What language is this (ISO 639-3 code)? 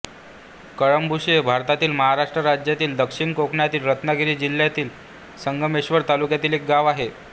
mar